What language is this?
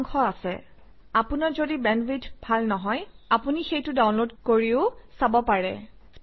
Assamese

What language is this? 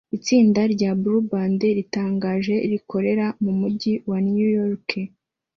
Kinyarwanda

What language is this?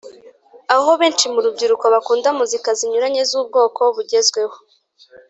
Kinyarwanda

